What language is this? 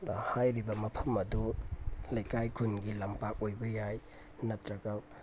Manipuri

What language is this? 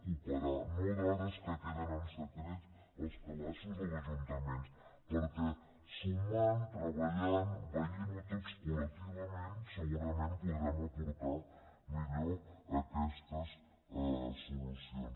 Catalan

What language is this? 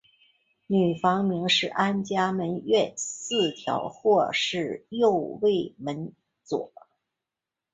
Chinese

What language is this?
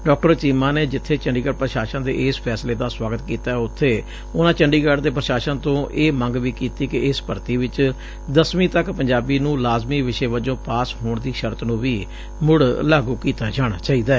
Punjabi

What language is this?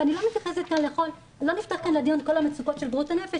Hebrew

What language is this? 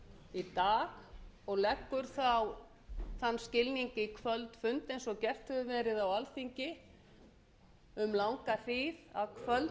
Icelandic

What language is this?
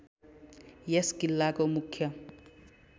Nepali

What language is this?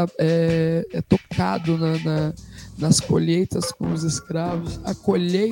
Portuguese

